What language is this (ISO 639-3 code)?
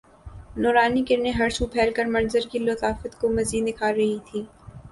urd